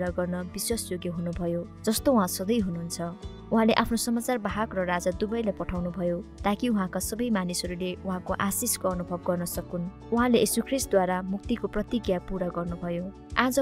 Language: Indonesian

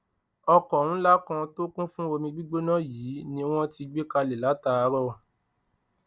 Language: Yoruba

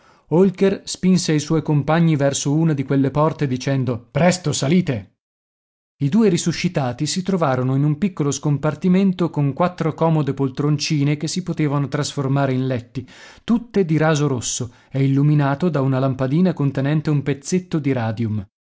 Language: Italian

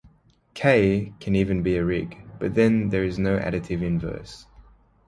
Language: English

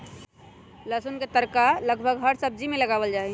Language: Magahi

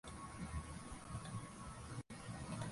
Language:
Swahili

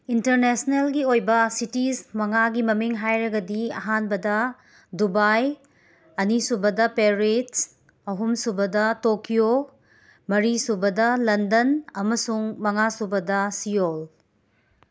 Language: Manipuri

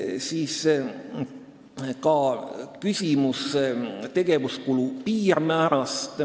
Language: Estonian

